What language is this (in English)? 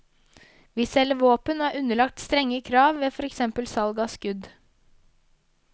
Norwegian